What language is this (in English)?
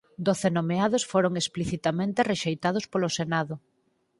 Galician